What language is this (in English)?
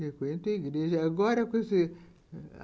Portuguese